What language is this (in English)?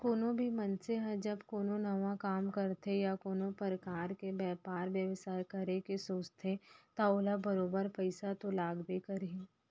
Chhattisgarhi